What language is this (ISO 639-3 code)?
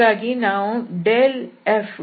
kan